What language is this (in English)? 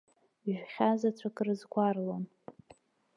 Abkhazian